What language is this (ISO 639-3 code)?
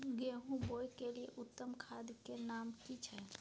mai